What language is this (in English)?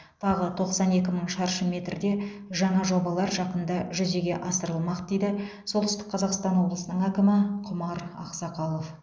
Kazakh